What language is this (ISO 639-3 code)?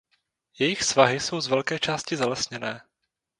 ces